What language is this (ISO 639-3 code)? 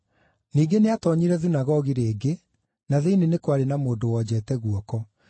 kik